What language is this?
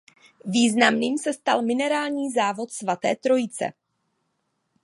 Czech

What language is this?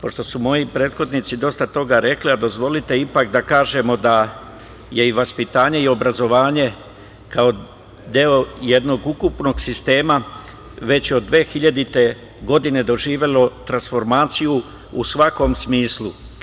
Serbian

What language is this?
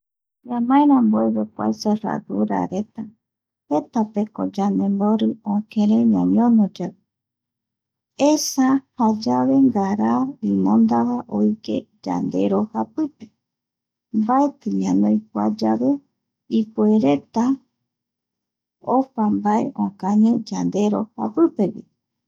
Eastern Bolivian Guaraní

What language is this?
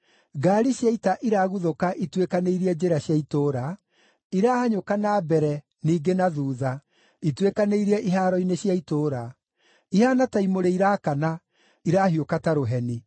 Kikuyu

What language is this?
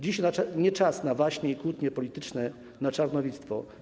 Polish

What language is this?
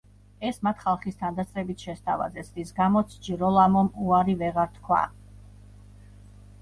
Georgian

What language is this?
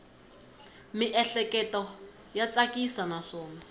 Tsonga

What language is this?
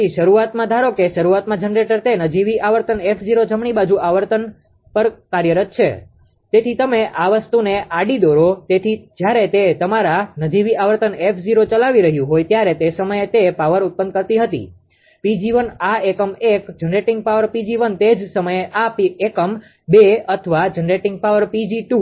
Gujarati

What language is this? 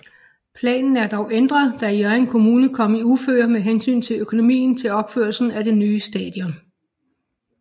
Danish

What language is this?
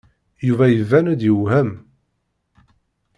Kabyle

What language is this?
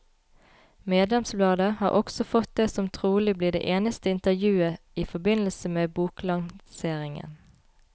Norwegian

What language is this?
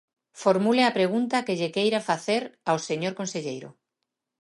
Galician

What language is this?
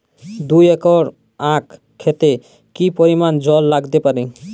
Bangla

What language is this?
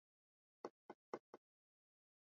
Swahili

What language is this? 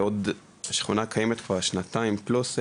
Hebrew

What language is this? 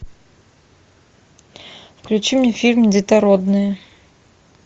Russian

